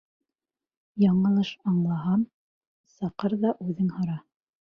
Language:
Bashkir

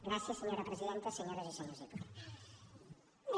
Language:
Catalan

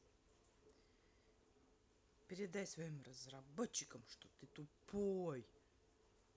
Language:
Russian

